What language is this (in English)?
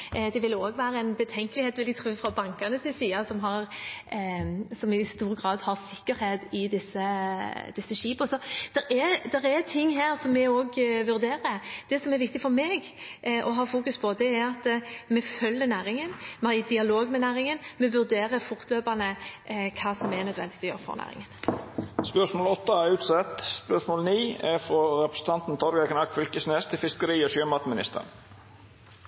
Norwegian